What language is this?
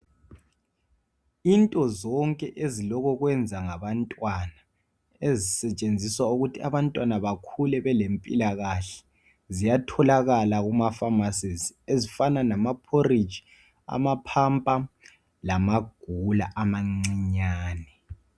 North Ndebele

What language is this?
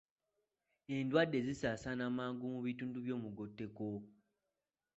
Ganda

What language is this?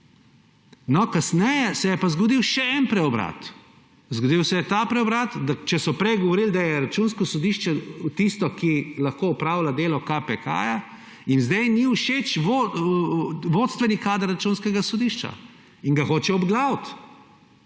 Slovenian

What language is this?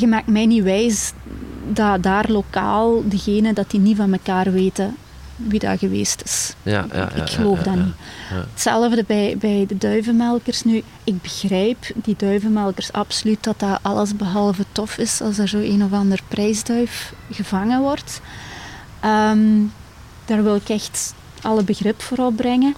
Dutch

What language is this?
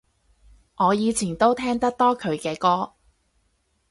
Cantonese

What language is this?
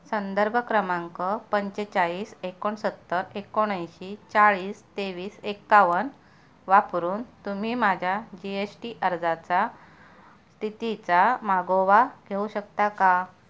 Marathi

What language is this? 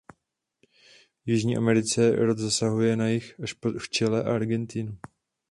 Czech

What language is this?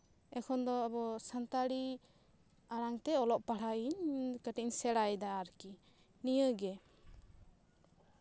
Santali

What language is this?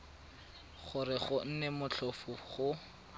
Tswana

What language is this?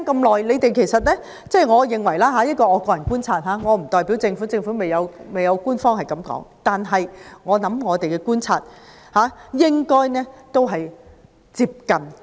Cantonese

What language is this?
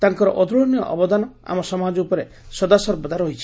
Odia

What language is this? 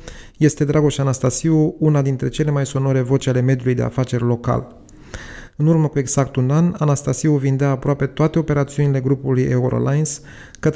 Romanian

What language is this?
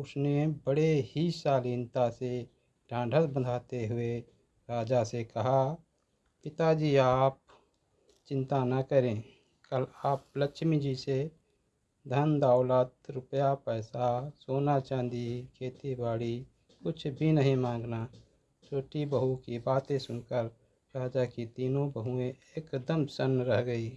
Hindi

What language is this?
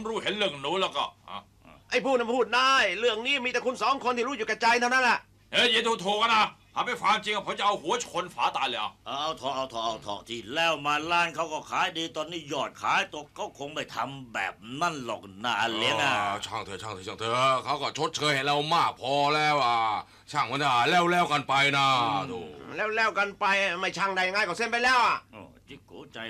Thai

